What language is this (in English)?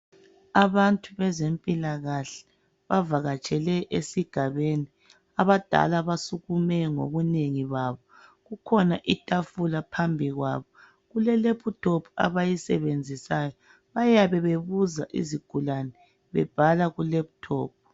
North Ndebele